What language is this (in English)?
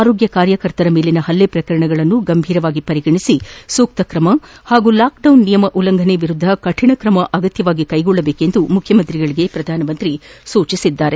Kannada